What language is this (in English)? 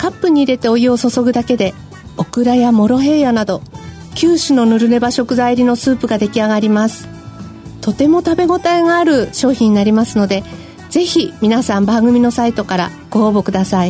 Japanese